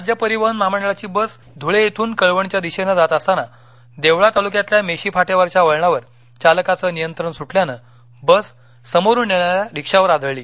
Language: Marathi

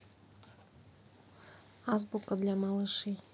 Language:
Russian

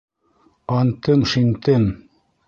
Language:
Bashkir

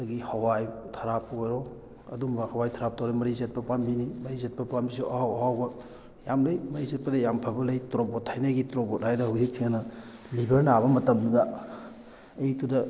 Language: Manipuri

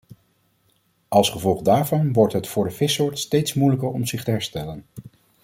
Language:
Dutch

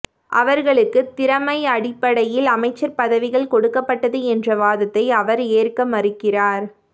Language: Tamil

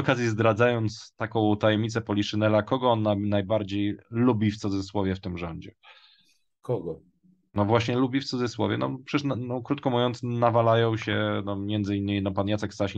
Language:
Polish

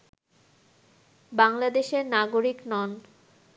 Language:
Bangla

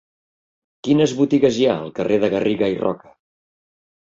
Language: Catalan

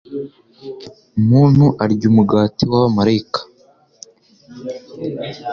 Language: Kinyarwanda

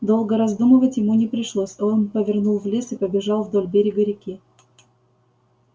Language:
Russian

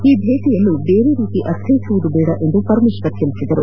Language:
Kannada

